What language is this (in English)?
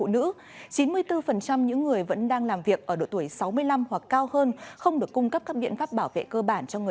Vietnamese